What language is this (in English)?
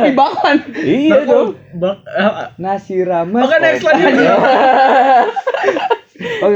Indonesian